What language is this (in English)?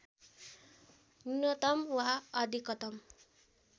Nepali